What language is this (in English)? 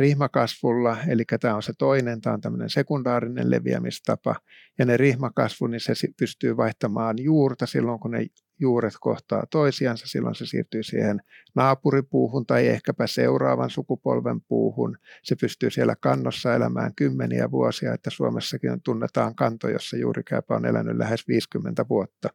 Finnish